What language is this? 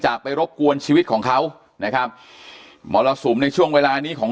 Thai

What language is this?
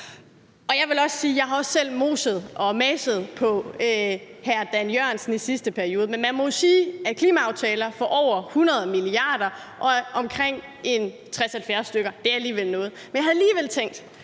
Danish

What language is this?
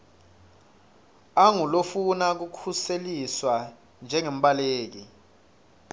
Swati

